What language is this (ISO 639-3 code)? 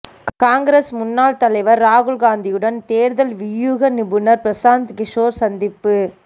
tam